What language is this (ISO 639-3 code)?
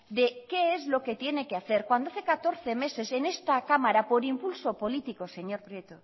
spa